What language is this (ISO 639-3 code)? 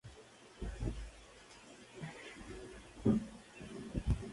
spa